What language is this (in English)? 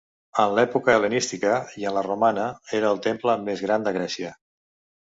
Catalan